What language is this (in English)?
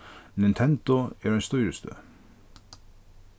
Faroese